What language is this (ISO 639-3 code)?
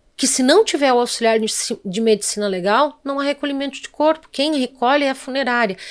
por